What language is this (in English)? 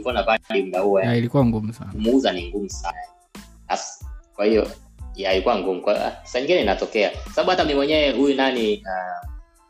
Swahili